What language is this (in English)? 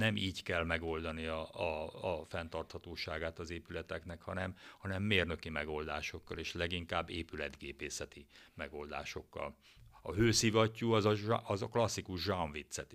Hungarian